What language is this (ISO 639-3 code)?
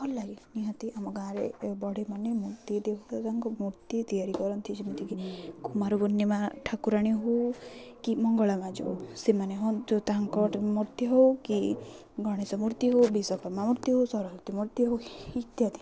ori